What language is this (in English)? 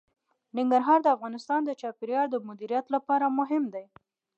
Pashto